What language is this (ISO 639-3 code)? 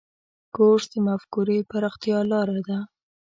pus